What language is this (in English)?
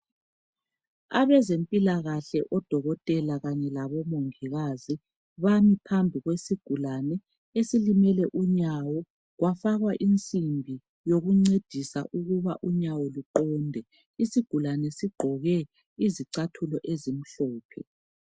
North Ndebele